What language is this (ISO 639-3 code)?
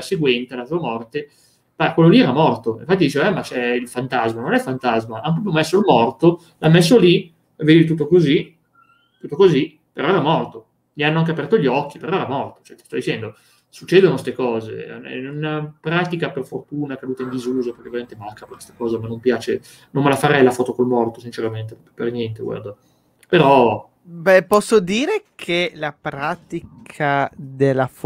ita